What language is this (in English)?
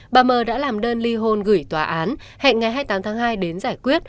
Vietnamese